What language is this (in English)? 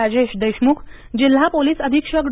Marathi